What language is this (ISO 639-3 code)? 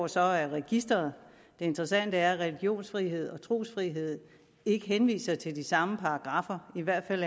dan